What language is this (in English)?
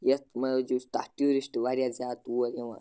Kashmiri